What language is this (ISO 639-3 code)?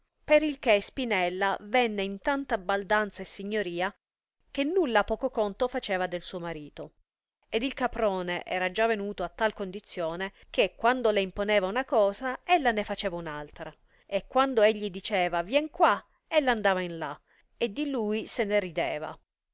ita